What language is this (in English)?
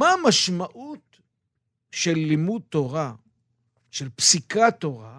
Hebrew